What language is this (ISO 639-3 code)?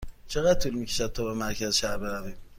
fas